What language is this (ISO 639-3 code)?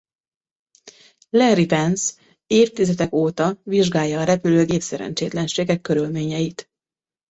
hun